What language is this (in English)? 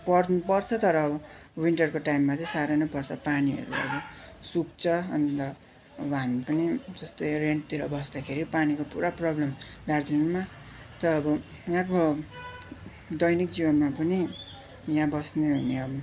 Nepali